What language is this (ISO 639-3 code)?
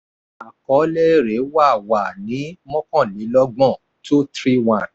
yor